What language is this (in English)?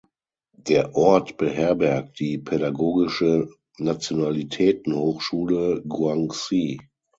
German